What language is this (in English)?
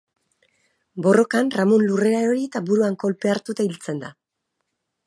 Basque